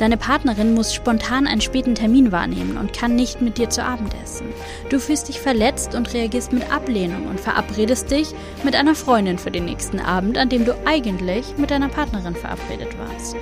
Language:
German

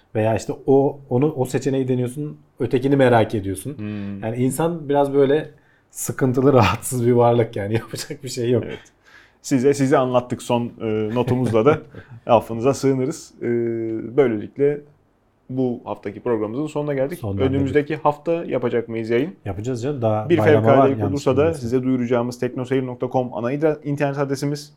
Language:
Turkish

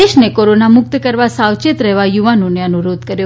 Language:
Gujarati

